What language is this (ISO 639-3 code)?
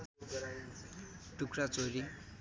nep